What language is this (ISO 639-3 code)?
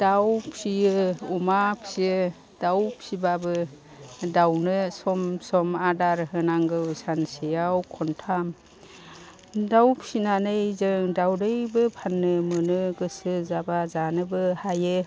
brx